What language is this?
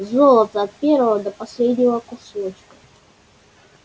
Russian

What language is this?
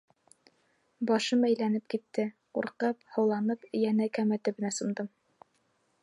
Bashkir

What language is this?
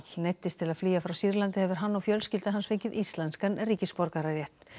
Icelandic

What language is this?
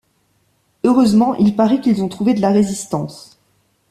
French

